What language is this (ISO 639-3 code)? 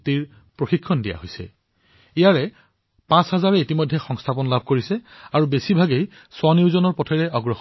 asm